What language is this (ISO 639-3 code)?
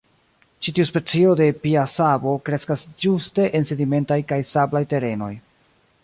epo